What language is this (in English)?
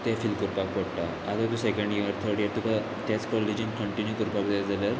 Konkani